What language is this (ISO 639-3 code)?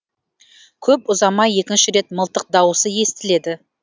kaz